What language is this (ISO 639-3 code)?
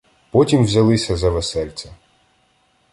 ukr